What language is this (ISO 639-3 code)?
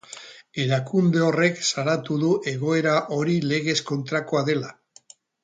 eus